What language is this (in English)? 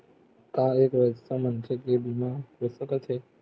Chhattisgarhi